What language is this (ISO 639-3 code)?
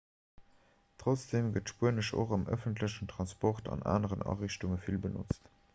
ltz